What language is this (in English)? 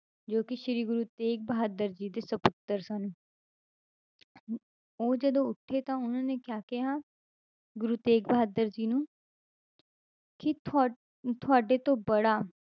Punjabi